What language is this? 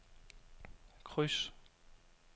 Danish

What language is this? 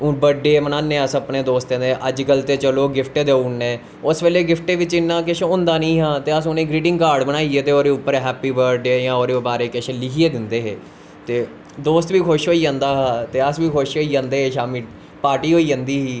Dogri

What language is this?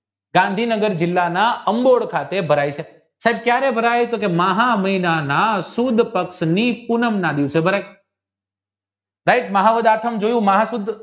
Gujarati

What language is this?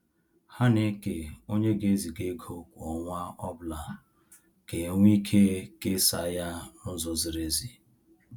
Igbo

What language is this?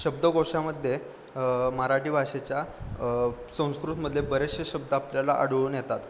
Marathi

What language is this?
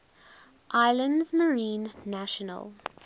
English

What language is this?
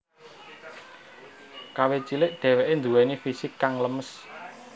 Javanese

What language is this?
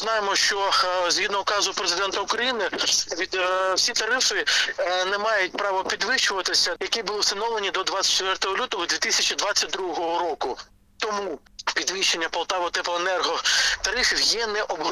Ukrainian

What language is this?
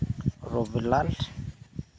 Santali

